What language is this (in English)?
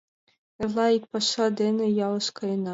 Mari